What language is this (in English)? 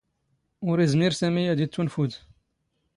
Standard Moroccan Tamazight